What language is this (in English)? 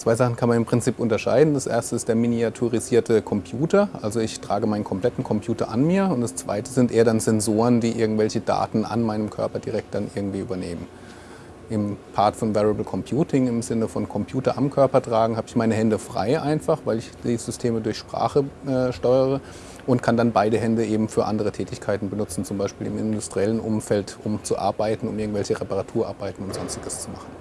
German